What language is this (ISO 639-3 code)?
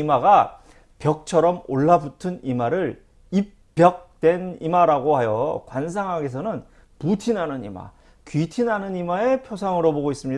kor